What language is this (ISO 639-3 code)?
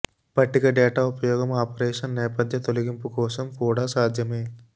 tel